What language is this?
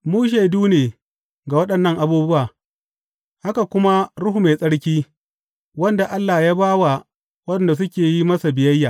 Hausa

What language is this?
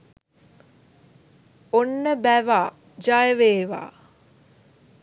Sinhala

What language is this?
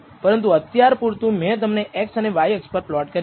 Gujarati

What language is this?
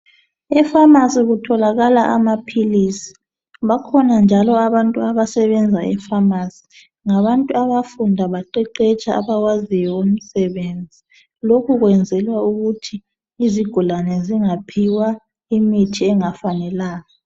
North Ndebele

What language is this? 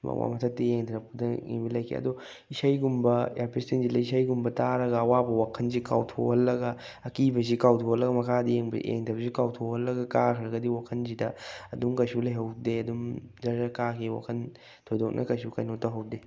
Manipuri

